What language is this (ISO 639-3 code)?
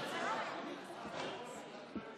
heb